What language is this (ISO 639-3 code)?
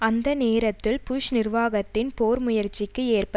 tam